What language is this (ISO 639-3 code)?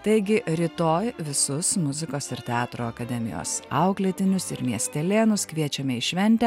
lit